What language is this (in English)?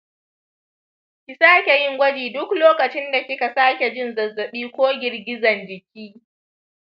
Hausa